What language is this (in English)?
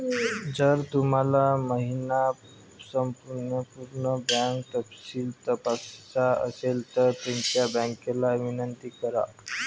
Marathi